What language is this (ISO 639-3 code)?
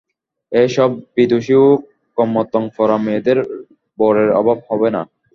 ben